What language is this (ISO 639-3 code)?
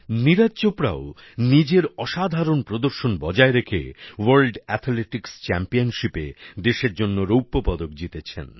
ben